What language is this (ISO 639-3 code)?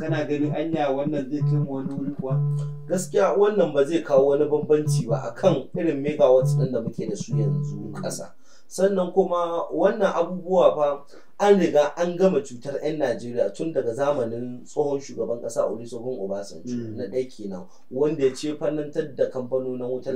ara